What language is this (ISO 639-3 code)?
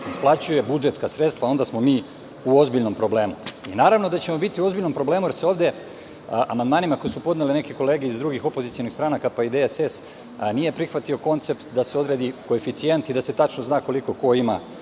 srp